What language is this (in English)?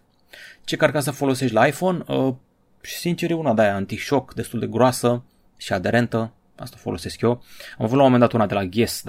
Romanian